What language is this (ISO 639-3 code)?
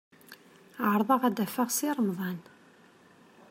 kab